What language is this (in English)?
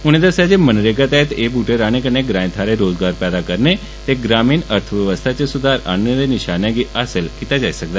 Dogri